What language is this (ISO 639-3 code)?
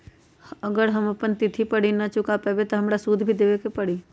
mag